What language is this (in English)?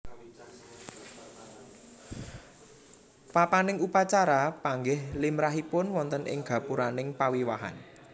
Javanese